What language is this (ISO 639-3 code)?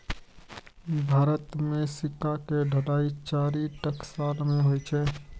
mai